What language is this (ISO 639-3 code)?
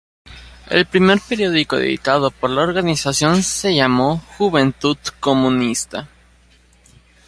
spa